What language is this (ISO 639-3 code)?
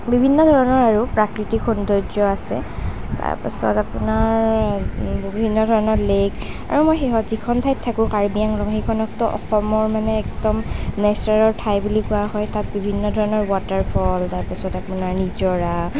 asm